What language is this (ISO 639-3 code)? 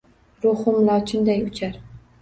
uzb